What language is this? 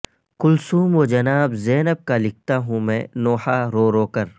Urdu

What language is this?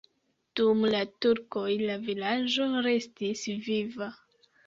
Esperanto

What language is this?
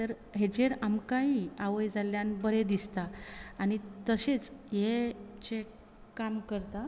Konkani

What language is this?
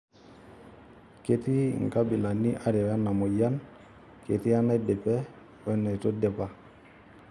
Masai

